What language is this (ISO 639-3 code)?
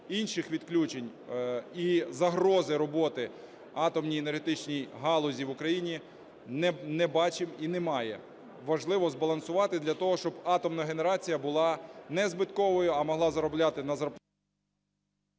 ukr